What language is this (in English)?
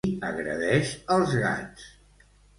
Catalan